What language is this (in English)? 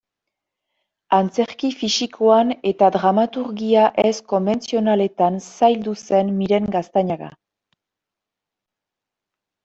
Basque